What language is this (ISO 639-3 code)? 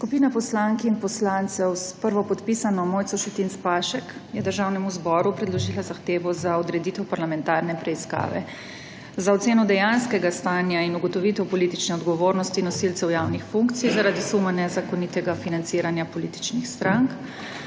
slv